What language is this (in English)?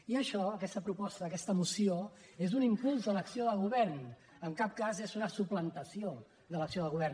Catalan